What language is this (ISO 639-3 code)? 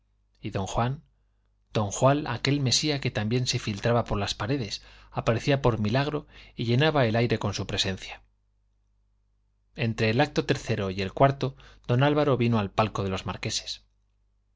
spa